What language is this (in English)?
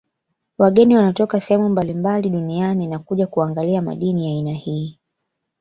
Swahili